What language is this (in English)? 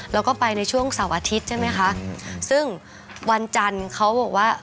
Thai